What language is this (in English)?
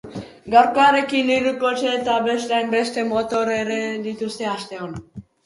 Basque